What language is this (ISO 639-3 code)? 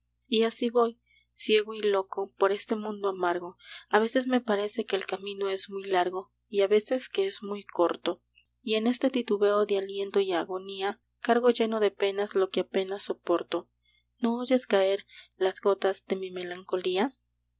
spa